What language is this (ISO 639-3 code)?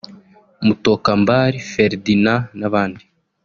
kin